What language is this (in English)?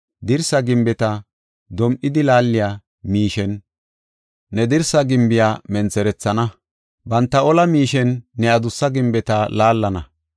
Gofa